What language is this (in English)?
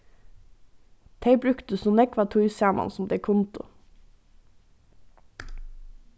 Faroese